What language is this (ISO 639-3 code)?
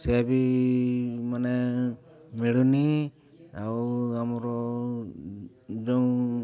ori